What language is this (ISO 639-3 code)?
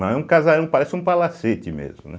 por